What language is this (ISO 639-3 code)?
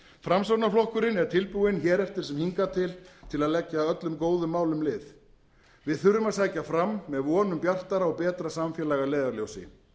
isl